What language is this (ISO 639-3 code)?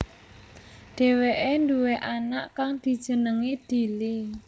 jav